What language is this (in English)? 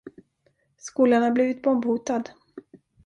Swedish